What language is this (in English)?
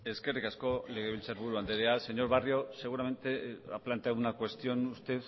Spanish